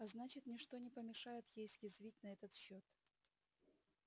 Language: Russian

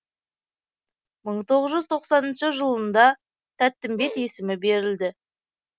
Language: Kazakh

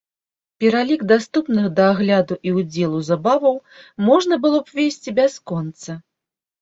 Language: Belarusian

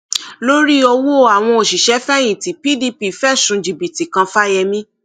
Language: Yoruba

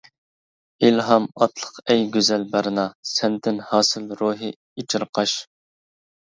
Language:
Uyghur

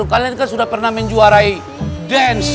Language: Indonesian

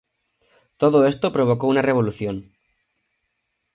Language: Spanish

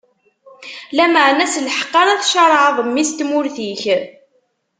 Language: Kabyle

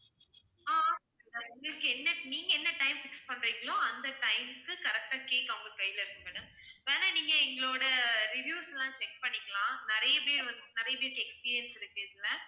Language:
Tamil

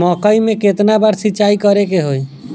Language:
Bhojpuri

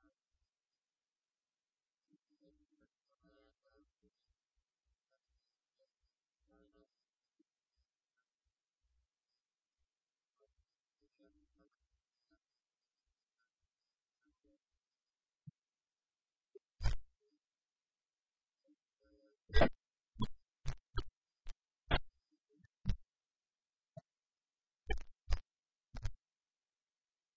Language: English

